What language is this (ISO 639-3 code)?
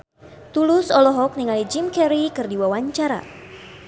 sun